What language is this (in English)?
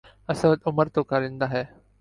Urdu